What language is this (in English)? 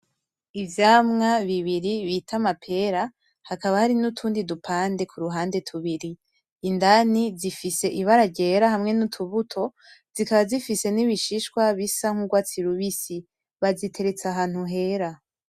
Rundi